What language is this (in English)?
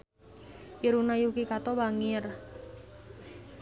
Sundanese